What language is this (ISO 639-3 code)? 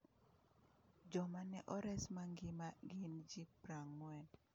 luo